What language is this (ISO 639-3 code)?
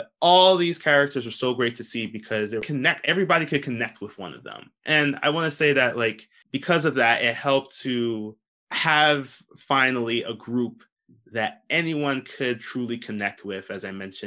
eng